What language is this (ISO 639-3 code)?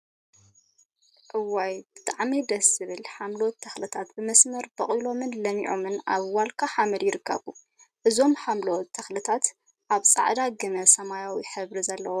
tir